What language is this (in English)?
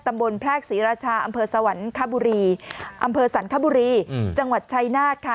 Thai